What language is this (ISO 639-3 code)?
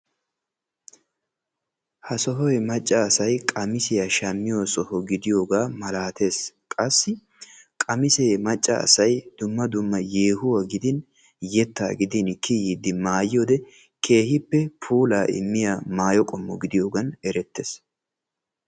wal